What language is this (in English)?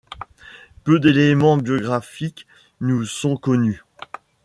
French